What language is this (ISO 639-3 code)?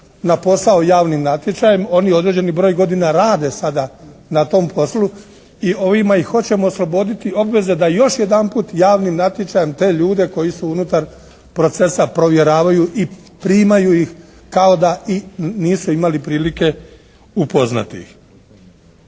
hrv